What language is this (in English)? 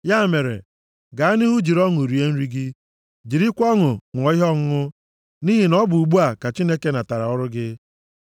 Igbo